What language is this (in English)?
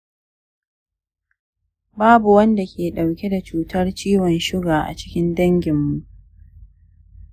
Hausa